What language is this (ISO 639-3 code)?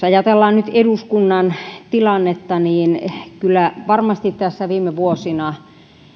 fin